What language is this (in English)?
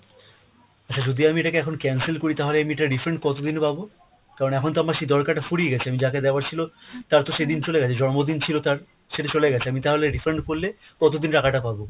Bangla